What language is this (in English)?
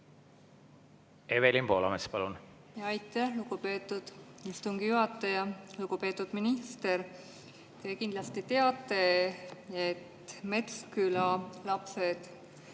Estonian